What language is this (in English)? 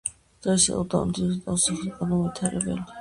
Georgian